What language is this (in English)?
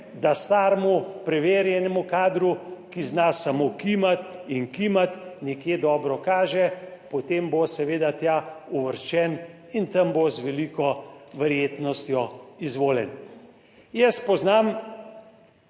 Slovenian